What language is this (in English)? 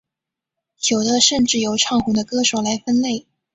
Chinese